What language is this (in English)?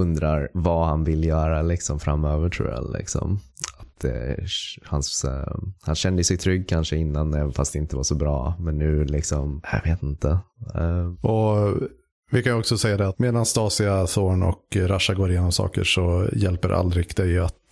Swedish